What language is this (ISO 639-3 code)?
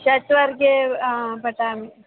san